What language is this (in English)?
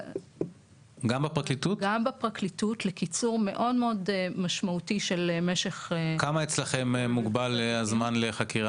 Hebrew